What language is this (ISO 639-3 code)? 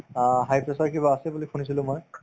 asm